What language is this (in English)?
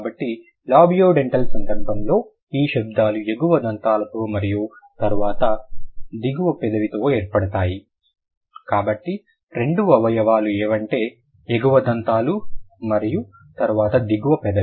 Telugu